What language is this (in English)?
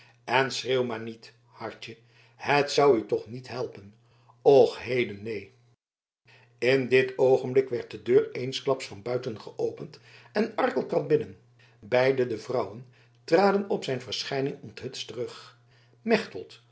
Dutch